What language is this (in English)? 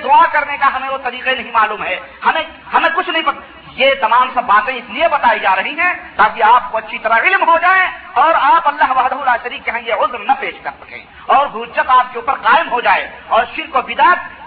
Urdu